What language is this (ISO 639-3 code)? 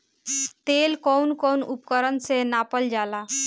bho